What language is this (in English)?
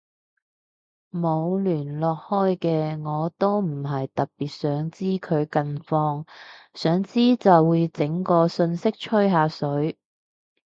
Cantonese